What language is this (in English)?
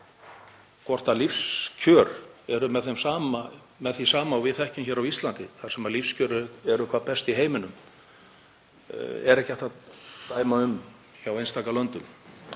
Icelandic